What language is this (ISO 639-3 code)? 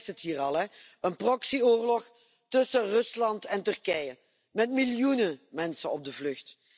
nld